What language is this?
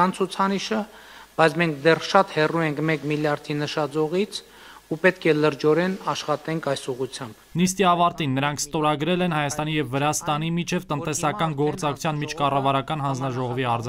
Romanian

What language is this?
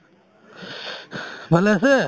Assamese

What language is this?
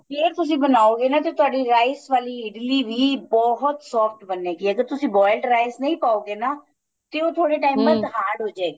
Punjabi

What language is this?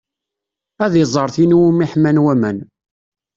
Kabyle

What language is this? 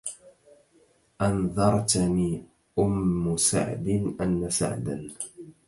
Arabic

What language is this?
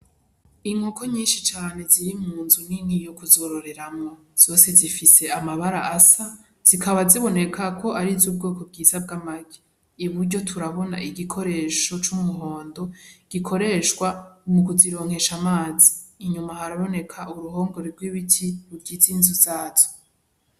Rundi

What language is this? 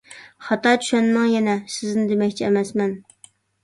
Uyghur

